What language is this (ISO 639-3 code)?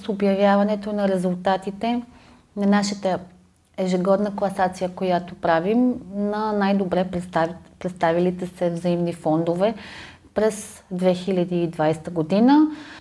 bul